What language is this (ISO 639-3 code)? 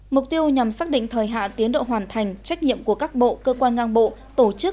vie